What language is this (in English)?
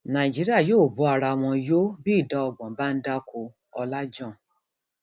Yoruba